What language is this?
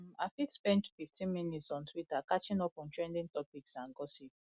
Nigerian Pidgin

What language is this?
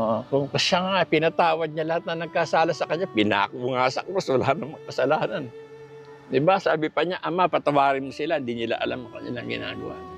Filipino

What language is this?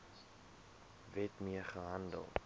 Afrikaans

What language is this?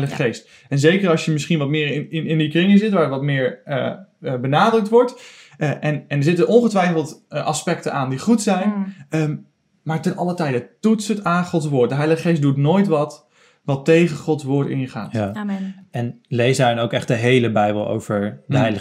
Dutch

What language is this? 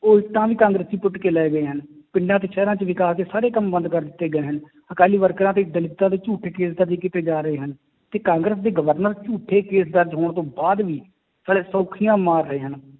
Punjabi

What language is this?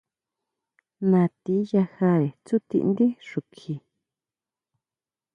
Huautla Mazatec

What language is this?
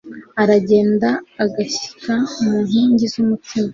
Kinyarwanda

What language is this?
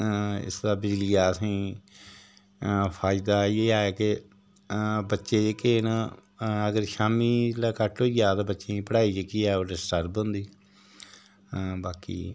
Dogri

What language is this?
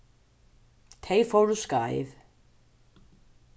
Faroese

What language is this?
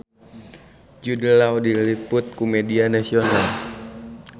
Sundanese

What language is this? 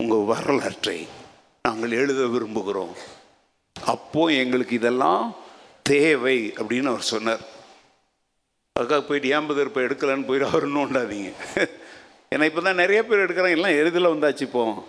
Tamil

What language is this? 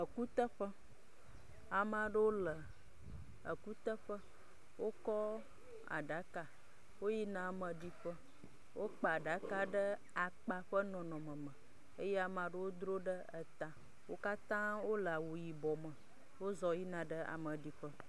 Ewe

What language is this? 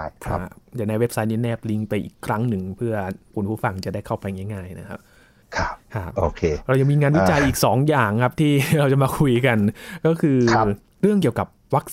Thai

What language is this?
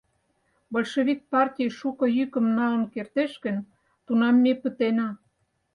Mari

